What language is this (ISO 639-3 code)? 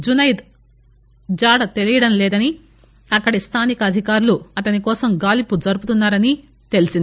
tel